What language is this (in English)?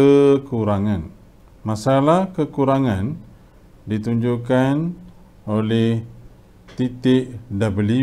Malay